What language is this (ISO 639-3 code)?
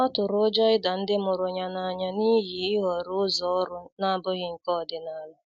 ibo